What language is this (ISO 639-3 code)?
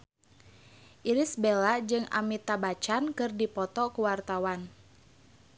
sun